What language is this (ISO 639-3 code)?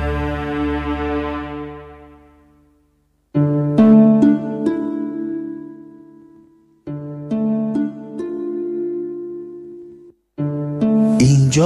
fas